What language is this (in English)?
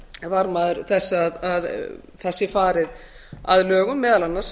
Icelandic